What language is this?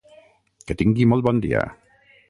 Catalan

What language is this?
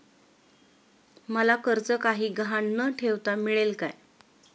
Marathi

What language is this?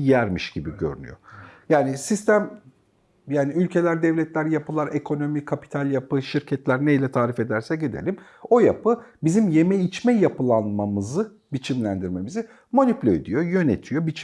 Turkish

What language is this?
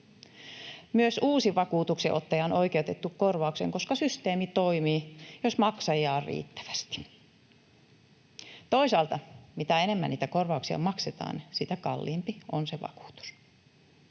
Finnish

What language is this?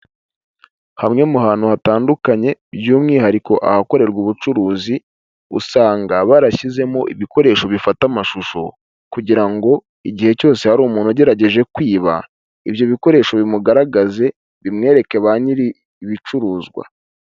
Kinyarwanda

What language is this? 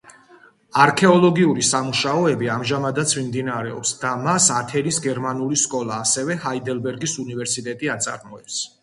Georgian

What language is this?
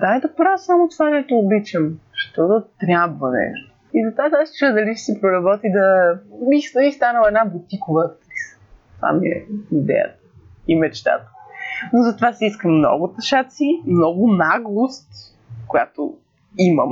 Bulgarian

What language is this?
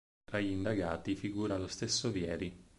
Italian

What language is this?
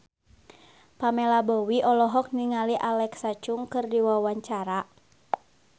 Sundanese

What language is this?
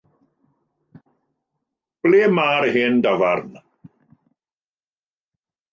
Welsh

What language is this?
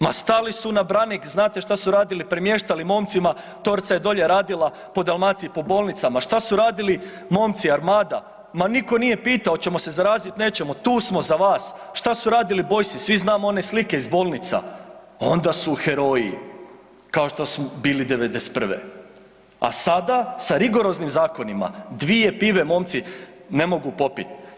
Croatian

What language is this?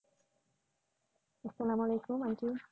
Bangla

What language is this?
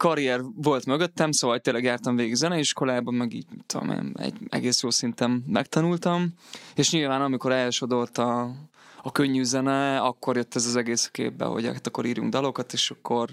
Hungarian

